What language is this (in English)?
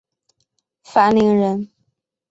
Chinese